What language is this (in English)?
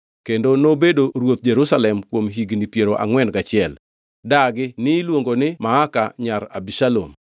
Luo (Kenya and Tanzania)